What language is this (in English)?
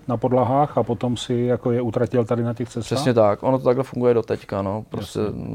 Czech